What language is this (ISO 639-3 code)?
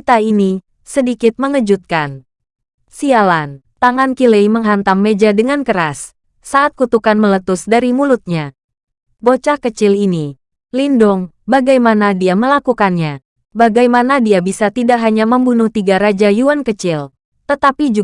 ind